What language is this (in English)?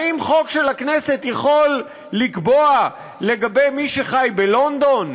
Hebrew